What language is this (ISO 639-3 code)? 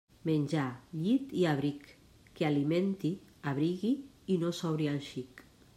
cat